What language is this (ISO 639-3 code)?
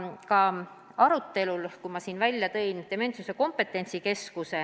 est